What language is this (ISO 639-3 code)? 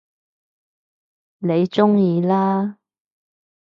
yue